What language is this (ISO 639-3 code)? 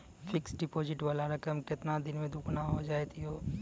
mai